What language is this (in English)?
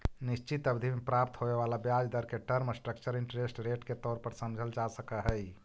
Magahi